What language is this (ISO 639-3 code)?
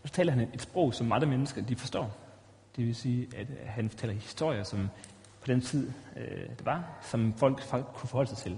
dan